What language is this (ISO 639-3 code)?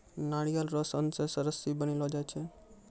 mai